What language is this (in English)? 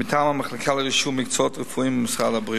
Hebrew